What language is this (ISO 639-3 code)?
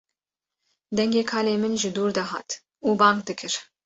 kur